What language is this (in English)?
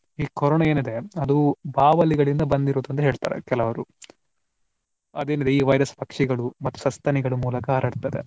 Kannada